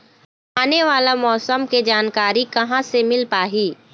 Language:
Chhattisgarhi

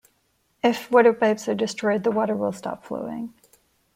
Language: English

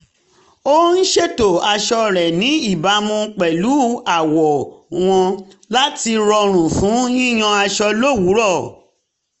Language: Yoruba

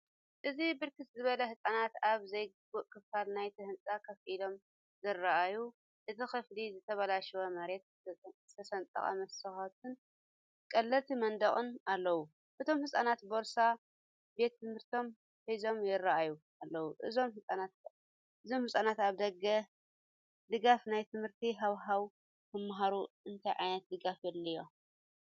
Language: Tigrinya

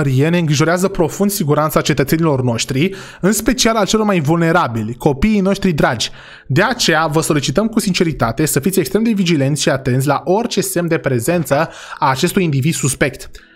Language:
Romanian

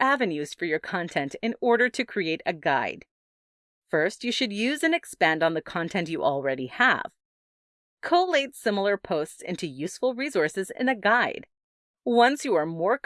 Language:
English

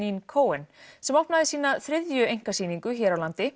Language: Icelandic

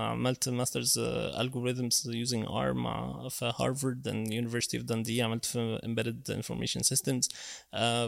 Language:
Arabic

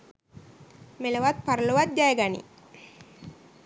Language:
Sinhala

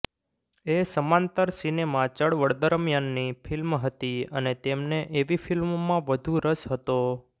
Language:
Gujarati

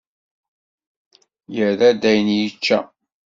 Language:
Kabyle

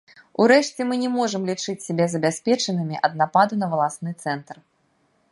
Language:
Belarusian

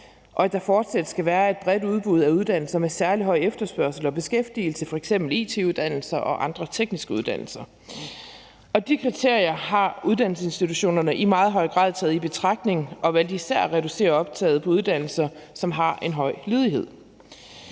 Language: Danish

